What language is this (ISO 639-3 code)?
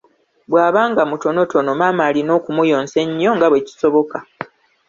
lug